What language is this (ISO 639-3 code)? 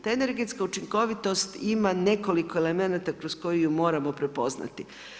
hrv